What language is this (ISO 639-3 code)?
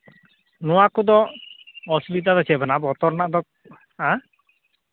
sat